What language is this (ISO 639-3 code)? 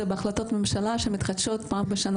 heb